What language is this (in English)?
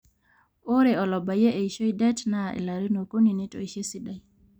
Masai